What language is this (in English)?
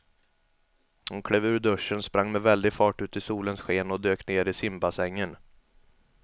Swedish